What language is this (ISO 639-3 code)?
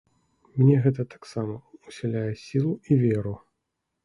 bel